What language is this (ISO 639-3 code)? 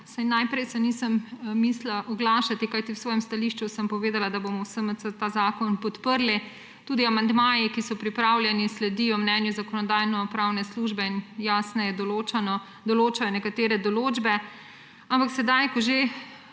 slv